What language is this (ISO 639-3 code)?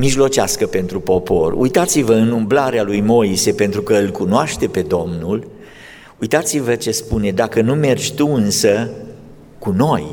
ron